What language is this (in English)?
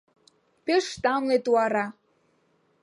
Mari